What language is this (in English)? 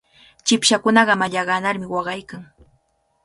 Cajatambo North Lima Quechua